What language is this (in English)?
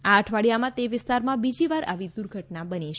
Gujarati